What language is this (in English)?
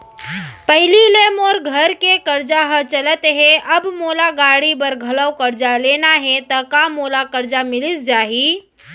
Chhattisgarhi